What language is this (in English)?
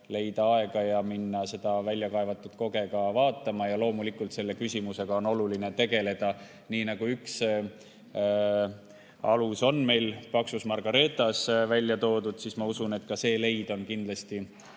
Estonian